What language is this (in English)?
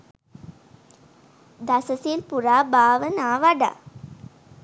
Sinhala